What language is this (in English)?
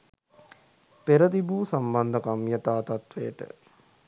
Sinhala